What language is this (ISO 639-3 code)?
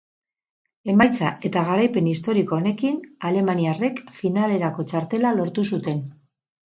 eus